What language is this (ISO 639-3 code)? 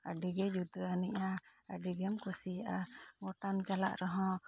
sat